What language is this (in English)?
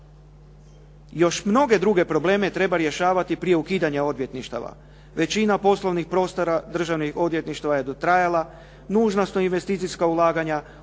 Croatian